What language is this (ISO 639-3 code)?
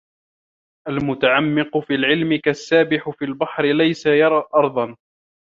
ara